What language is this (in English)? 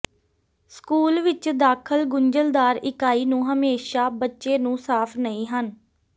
Punjabi